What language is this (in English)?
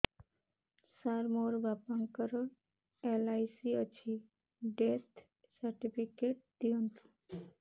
Odia